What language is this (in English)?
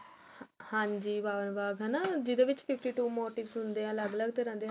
Punjabi